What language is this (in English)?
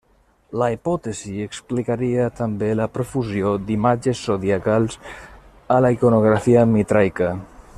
Catalan